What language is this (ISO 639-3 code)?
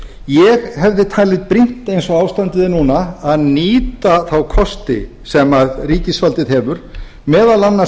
isl